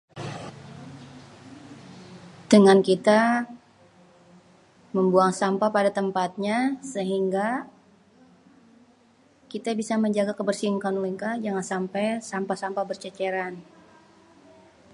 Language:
Betawi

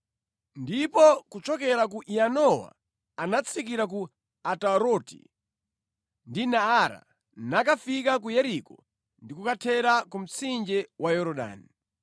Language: Nyanja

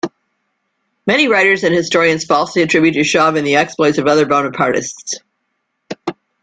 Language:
English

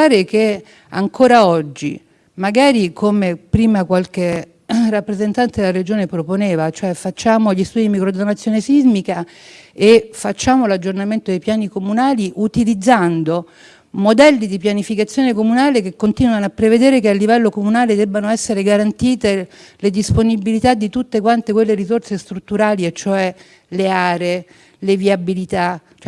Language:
Italian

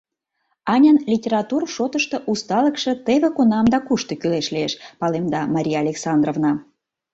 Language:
Mari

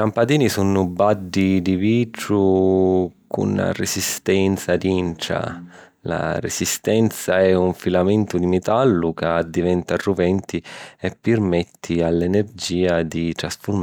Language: Sicilian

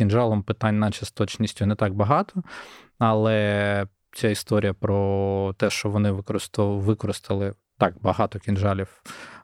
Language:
Ukrainian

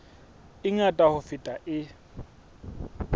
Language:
Southern Sotho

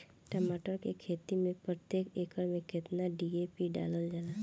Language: Bhojpuri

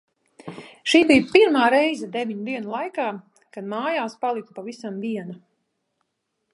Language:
Latvian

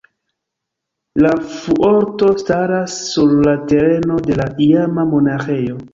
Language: Esperanto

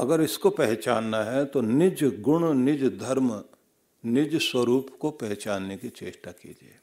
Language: Hindi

